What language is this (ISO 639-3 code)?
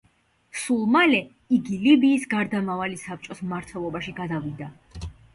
kat